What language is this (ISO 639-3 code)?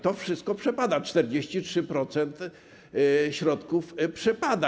pol